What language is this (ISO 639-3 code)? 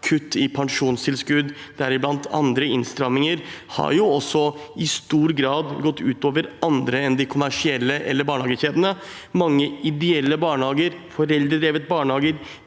nor